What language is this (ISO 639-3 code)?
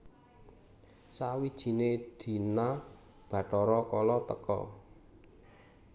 jav